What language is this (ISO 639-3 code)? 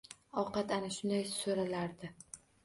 uzb